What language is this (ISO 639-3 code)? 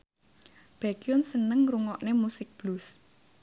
jav